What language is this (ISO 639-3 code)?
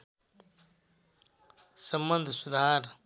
nep